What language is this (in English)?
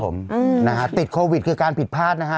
Thai